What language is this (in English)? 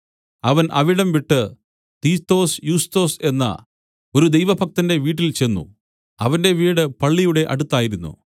Malayalam